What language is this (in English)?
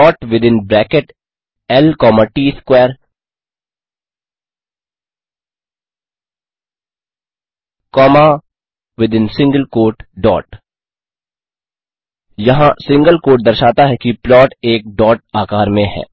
Hindi